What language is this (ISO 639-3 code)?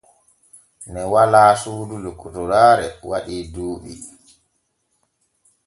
fue